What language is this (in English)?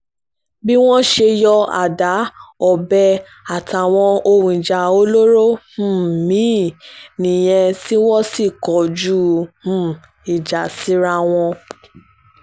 Yoruba